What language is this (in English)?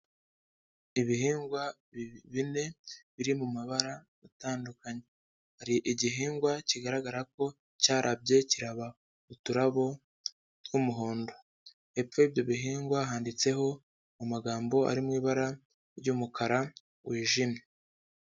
Kinyarwanda